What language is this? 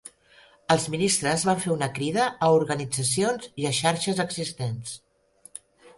Catalan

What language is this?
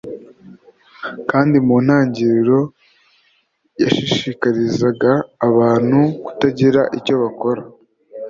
Kinyarwanda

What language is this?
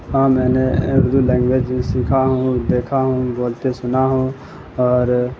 Urdu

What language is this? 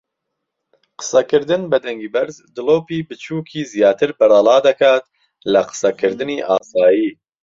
Central Kurdish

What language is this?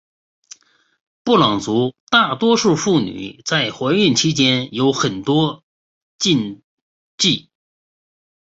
Chinese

